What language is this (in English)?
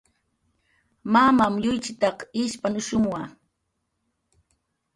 Jaqaru